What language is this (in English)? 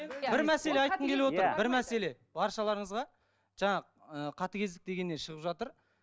Kazakh